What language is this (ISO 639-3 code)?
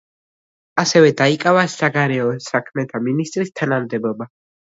kat